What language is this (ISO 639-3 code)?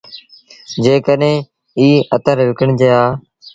sbn